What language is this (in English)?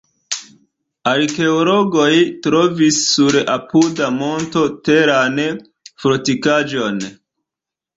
Esperanto